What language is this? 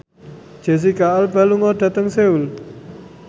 Javanese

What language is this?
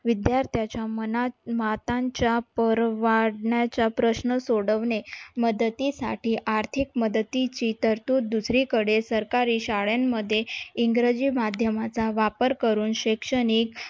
Marathi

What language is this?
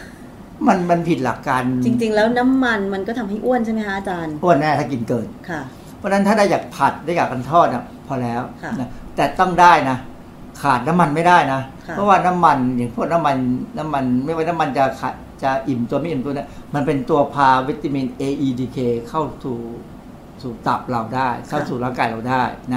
Thai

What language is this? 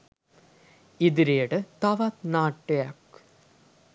Sinhala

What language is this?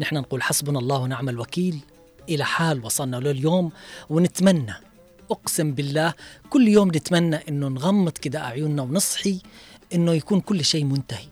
Arabic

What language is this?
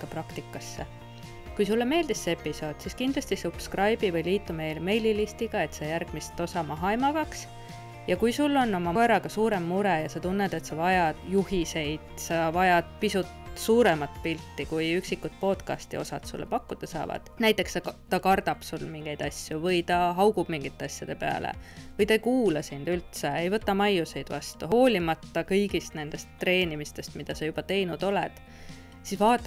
Finnish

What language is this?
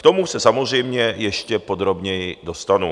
Czech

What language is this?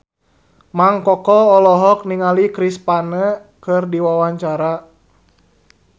Sundanese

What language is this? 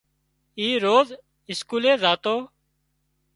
Wadiyara Koli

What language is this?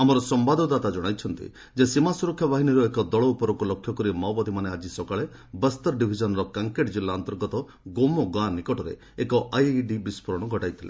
Odia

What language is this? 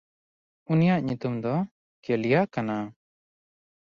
Santali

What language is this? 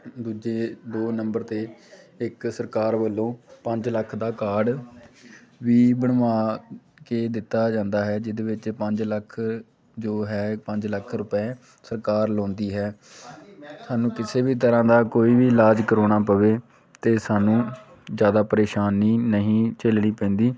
Punjabi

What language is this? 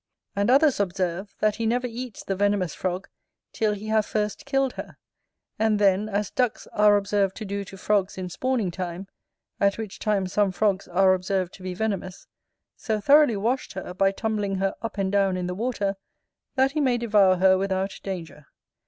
English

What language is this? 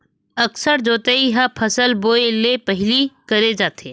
Chhattisgarhi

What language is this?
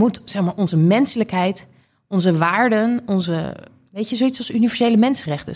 Dutch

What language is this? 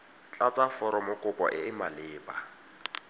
Tswana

